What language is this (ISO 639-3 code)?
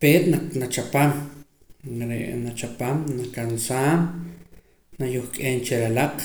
poc